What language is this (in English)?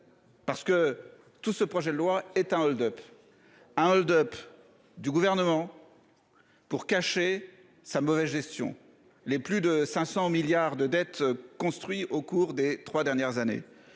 French